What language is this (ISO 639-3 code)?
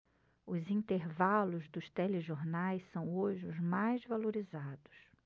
por